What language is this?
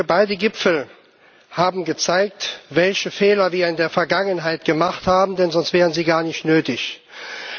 German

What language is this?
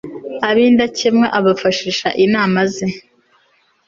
Kinyarwanda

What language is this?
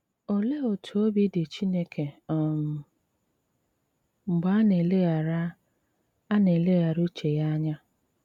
Igbo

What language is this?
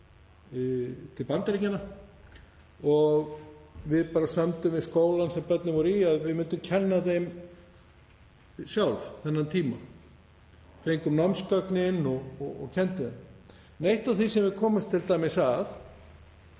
Icelandic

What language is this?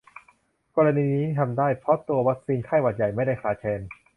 Thai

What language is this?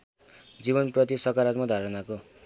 Nepali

